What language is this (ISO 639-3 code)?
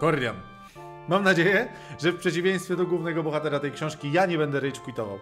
pol